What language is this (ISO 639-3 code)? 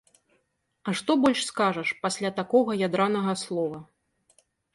bel